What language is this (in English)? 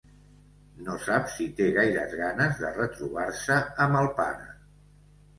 Catalan